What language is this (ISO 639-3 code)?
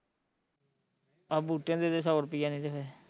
pan